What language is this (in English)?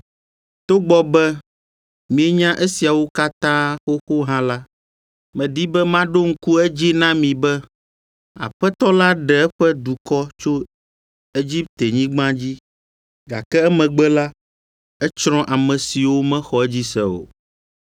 Ewe